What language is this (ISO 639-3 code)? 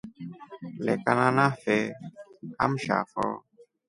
rof